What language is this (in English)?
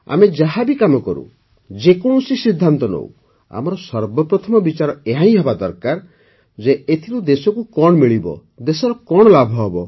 Odia